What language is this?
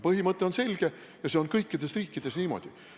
Estonian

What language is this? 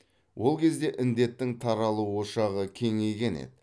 Kazakh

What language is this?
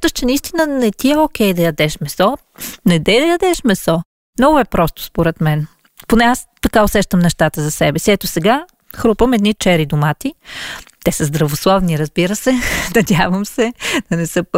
Bulgarian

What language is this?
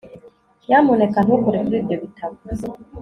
Kinyarwanda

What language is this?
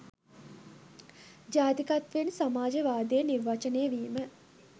Sinhala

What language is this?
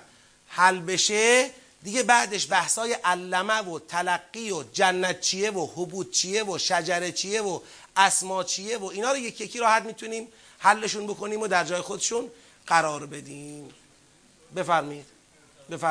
Persian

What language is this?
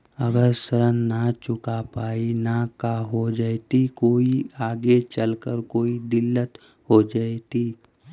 Magahi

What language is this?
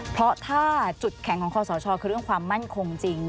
Thai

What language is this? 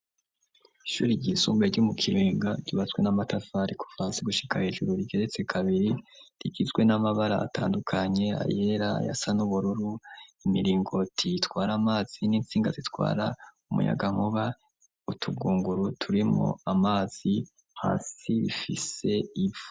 Rundi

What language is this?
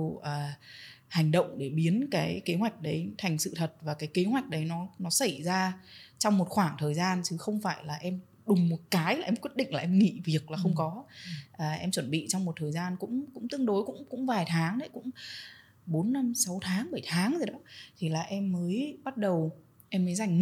Vietnamese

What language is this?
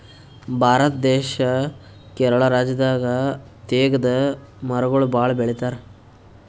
Kannada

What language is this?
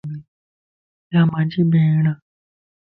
Lasi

